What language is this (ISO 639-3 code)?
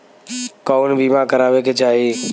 bho